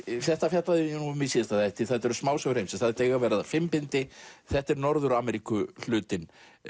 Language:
Icelandic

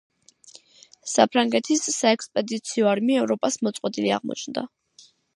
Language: Georgian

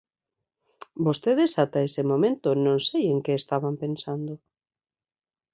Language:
Galician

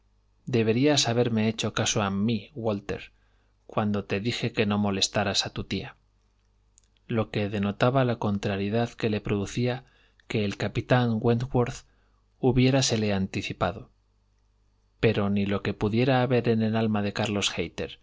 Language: Spanish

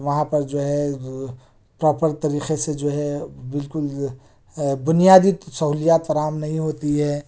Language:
Urdu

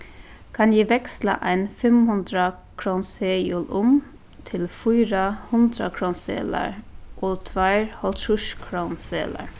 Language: Faroese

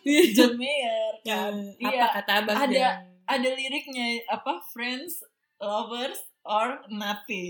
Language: Indonesian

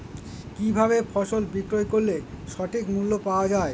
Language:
Bangla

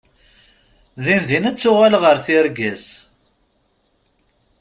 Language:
Kabyle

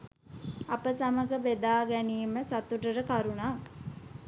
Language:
Sinhala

